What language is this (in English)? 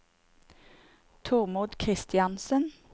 Norwegian